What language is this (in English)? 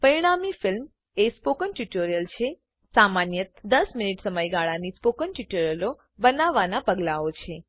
Gujarati